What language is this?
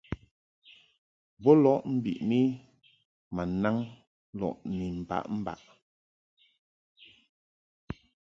Mungaka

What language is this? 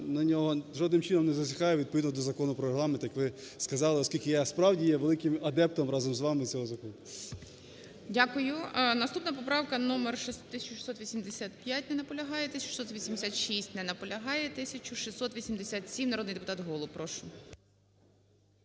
Ukrainian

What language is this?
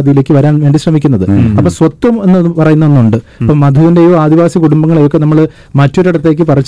Malayalam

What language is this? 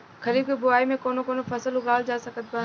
Bhojpuri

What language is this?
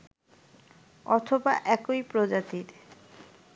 Bangla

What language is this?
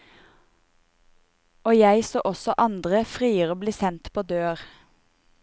Norwegian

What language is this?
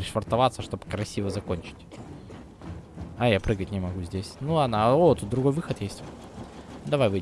Russian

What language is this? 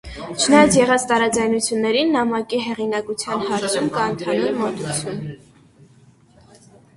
Armenian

